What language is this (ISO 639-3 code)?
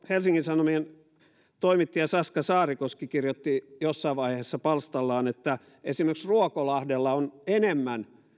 fin